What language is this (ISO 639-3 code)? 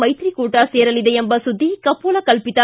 kan